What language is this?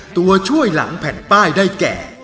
Thai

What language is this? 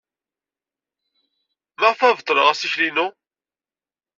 Kabyle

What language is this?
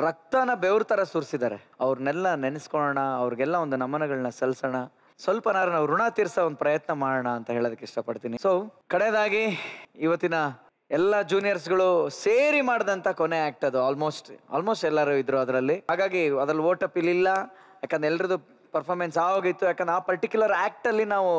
Kannada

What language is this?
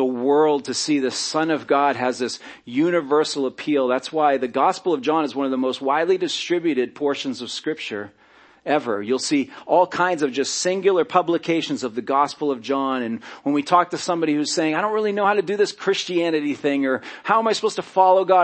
English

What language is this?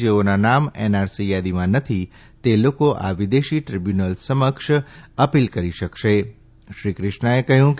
Gujarati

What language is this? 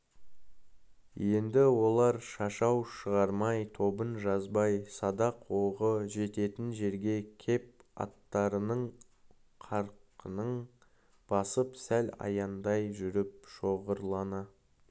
Kazakh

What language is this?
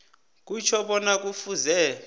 South Ndebele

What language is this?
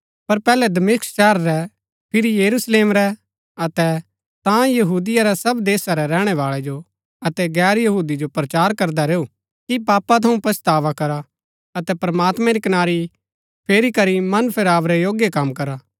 Gaddi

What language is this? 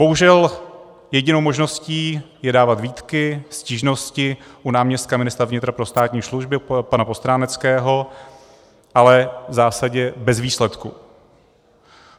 Czech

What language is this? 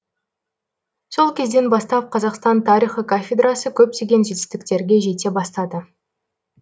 Kazakh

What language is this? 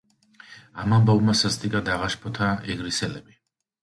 Georgian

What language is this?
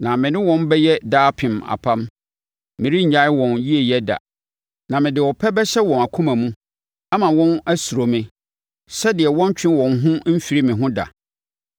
Akan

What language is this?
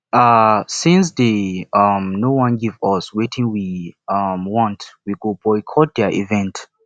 Nigerian Pidgin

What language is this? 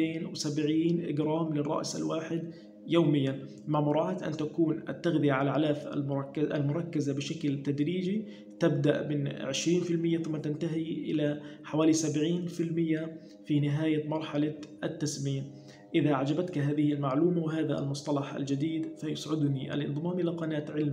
Arabic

